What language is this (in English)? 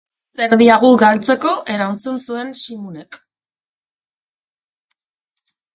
Basque